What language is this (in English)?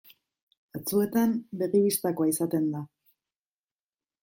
Basque